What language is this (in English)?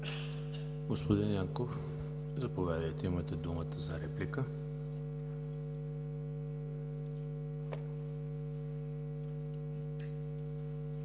Bulgarian